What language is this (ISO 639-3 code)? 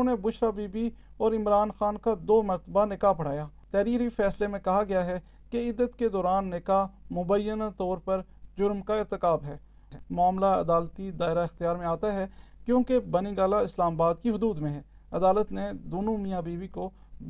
urd